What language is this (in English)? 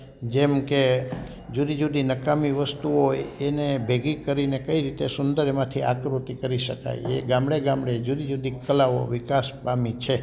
Gujarati